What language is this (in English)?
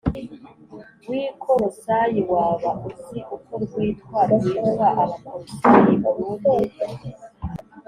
Kinyarwanda